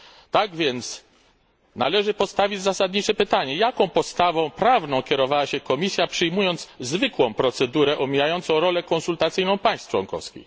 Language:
Polish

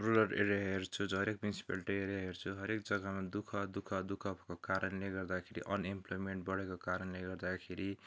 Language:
Nepali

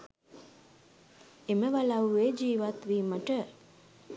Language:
Sinhala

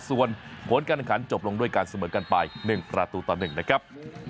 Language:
Thai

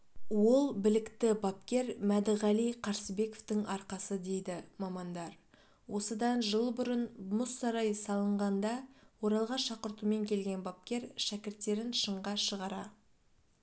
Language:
Kazakh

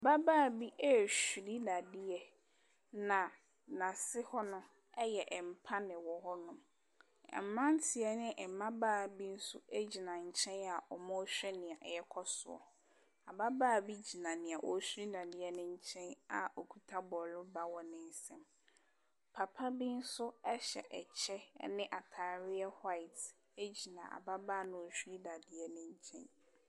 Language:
Akan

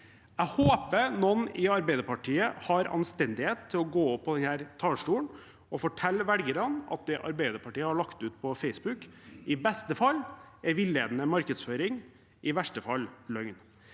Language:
Norwegian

